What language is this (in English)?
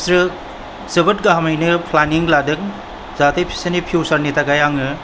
Bodo